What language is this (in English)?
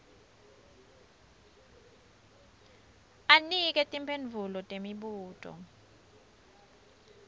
Swati